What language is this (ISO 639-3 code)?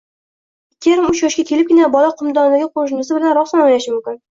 uzb